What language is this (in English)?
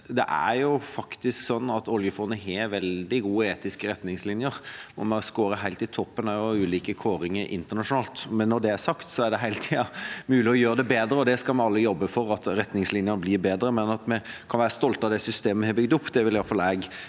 Norwegian